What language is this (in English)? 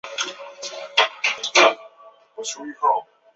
Chinese